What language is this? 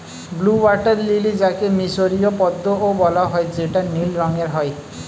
Bangla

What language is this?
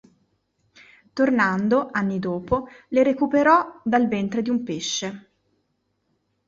Italian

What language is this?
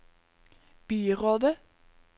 Norwegian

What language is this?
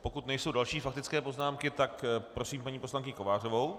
Czech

